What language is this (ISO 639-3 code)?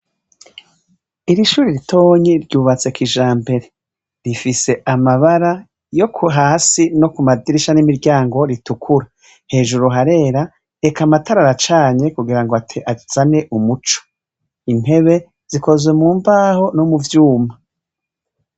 run